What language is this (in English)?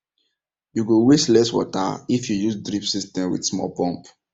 Nigerian Pidgin